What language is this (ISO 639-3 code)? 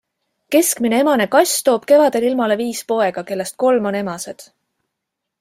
est